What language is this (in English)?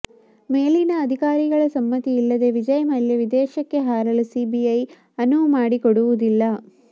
Kannada